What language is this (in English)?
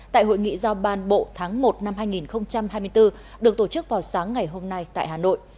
Vietnamese